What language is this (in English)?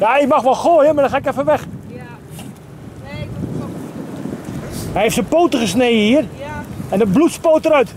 Dutch